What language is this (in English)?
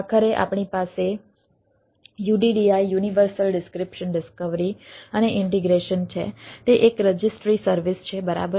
Gujarati